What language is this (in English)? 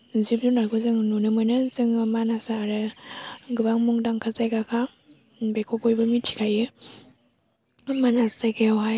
Bodo